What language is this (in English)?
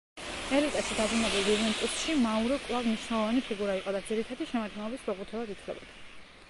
Georgian